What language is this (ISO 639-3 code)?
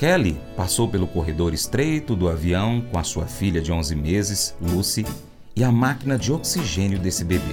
por